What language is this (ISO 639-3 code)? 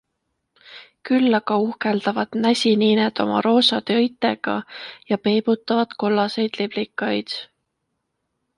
est